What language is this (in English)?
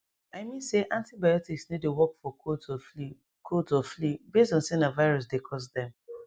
Nigerian Pidgin